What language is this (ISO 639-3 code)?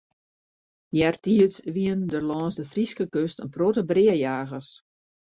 fry